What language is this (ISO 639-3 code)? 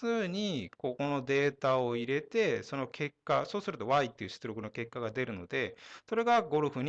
jpn